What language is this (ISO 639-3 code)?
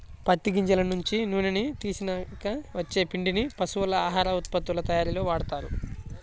tel